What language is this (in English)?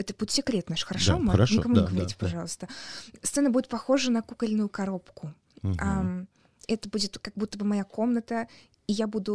Russian